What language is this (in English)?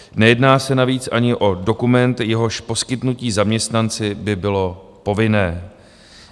Czech